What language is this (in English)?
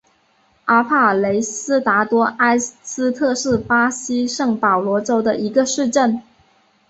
Chinese